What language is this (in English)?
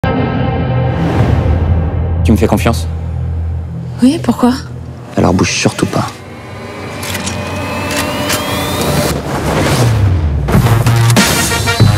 French